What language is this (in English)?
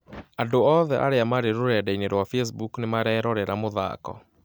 Kikuyu